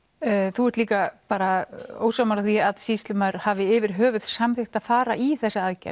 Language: Icelandic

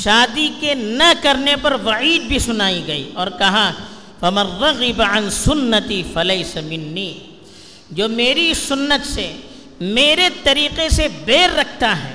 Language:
Urdu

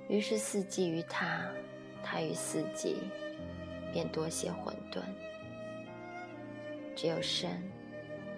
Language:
Chinese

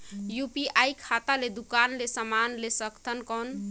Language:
Chhattisgarhi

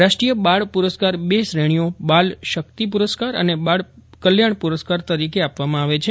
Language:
Gujarati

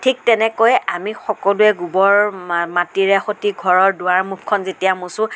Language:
Assamese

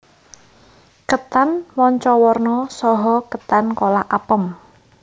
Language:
Javanese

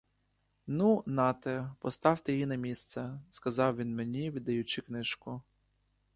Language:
Ukrainian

